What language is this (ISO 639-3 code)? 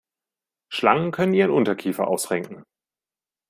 deu